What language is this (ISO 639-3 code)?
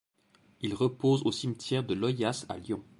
fra